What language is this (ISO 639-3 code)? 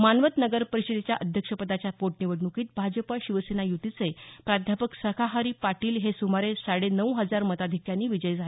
mar